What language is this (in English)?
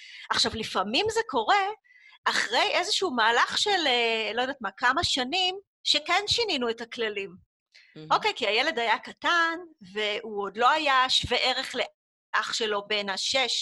Hebrew